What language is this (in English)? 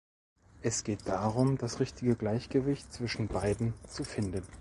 German